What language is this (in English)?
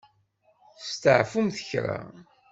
Kabyle